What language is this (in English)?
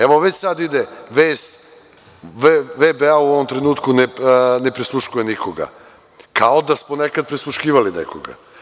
Serbian